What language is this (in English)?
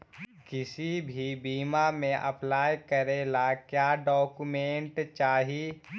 Magahi